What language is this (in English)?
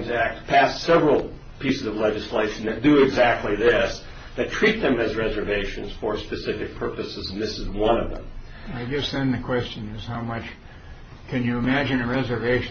English